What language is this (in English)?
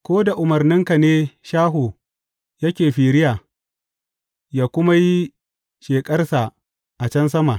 Hausa